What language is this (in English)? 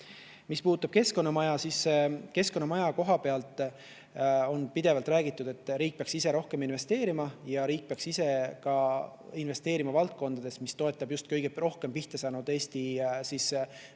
Estonian